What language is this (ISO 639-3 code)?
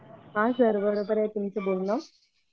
mar